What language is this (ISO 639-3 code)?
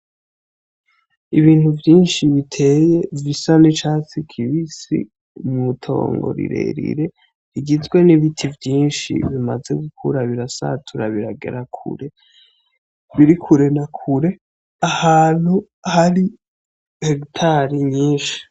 run